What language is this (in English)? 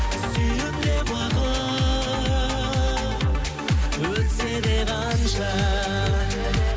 Kazakh